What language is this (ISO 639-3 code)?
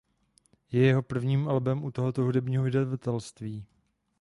ces